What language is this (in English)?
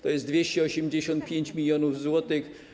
Polish